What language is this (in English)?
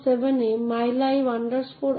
Bangla